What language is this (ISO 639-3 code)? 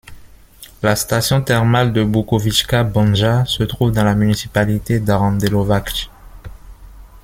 fra